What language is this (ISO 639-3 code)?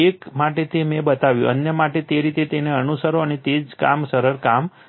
guj